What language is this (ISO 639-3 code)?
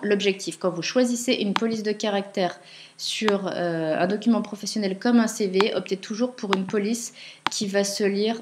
fra